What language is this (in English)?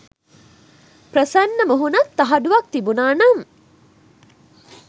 Sinhala